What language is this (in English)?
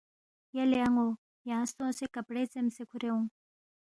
Balti